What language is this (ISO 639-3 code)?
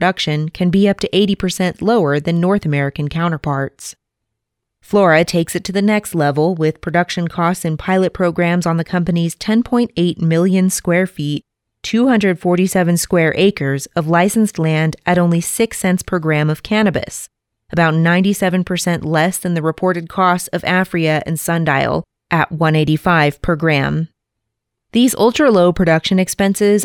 eng